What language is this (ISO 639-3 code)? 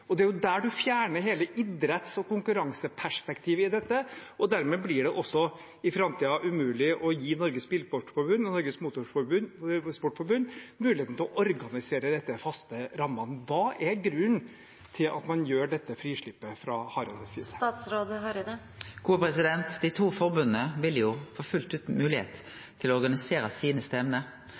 nor